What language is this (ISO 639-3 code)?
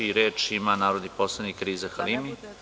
srp